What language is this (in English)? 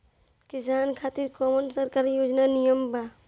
Bhojpuri